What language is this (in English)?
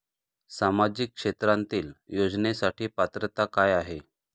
Marathi